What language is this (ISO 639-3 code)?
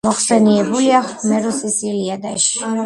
kat